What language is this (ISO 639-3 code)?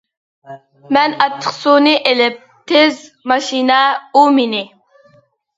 uig